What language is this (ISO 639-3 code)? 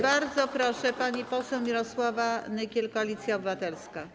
pol